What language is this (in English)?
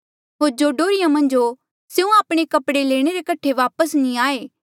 Mandeali